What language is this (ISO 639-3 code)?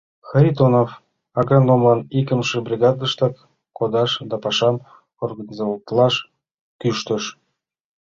chm